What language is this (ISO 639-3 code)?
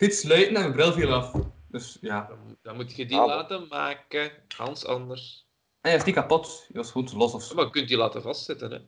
nld